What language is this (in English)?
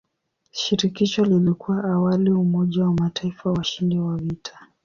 Swahili